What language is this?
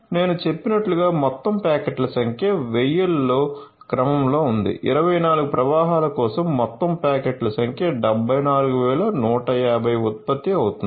Telugu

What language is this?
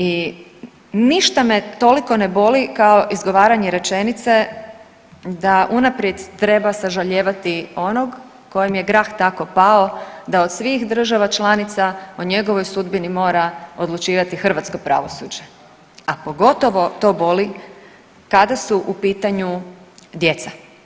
Croatian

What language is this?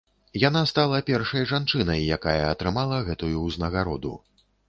Belarusian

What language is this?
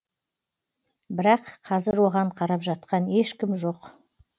Kazakh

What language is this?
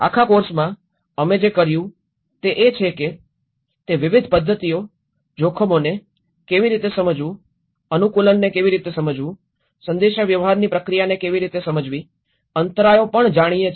Gujarati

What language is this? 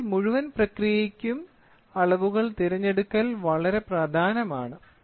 Malayalam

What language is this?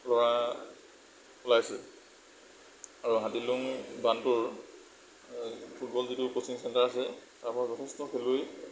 Assamese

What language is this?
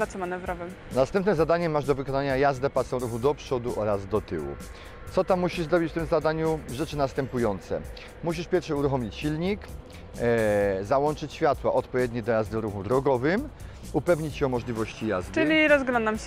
Polish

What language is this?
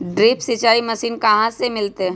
Magahi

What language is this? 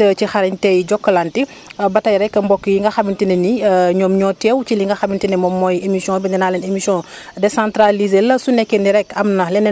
Wolof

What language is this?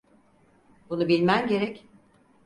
Turkish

